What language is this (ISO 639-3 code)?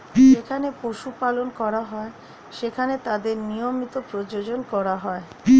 ben